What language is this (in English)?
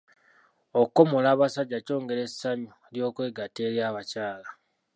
Ganda